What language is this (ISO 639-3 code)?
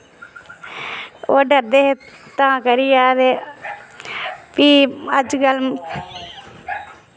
doi